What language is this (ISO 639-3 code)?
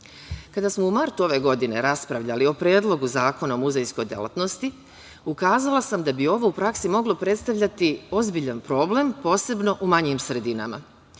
srp